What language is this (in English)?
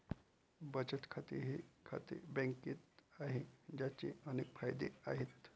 Marathi